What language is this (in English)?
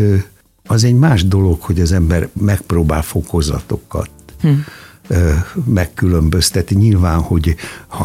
Hungarian